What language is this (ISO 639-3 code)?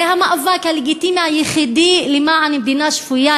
heb